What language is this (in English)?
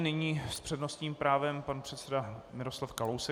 Czech